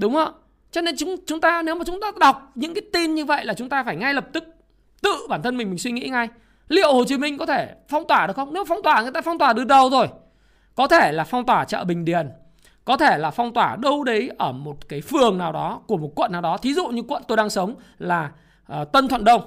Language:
Vietnamese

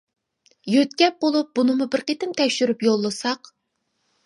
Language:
Uyghur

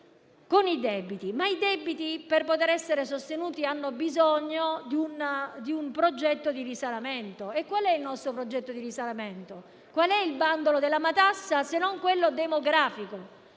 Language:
Italian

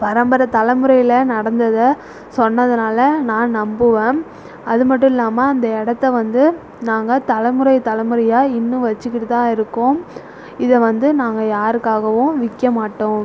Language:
Tamil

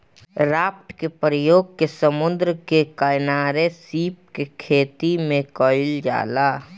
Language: Bhojpuri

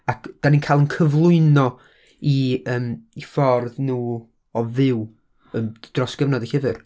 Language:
Welsh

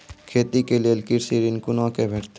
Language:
Maithili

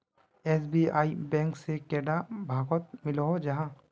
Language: Magahi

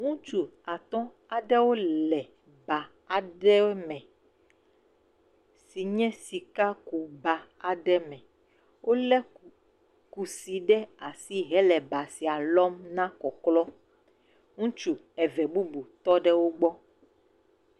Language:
Ewe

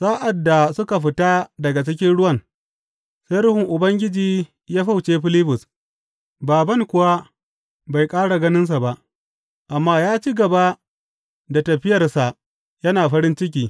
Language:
Hausa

